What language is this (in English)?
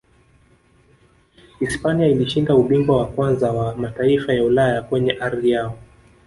Swahili